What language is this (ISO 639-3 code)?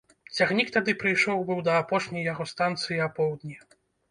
bel